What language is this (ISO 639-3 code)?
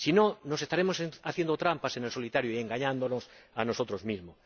spa